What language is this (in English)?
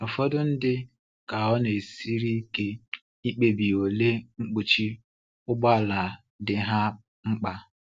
Igbo